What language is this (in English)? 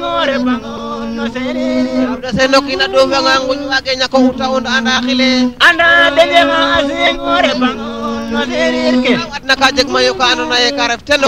Indonesian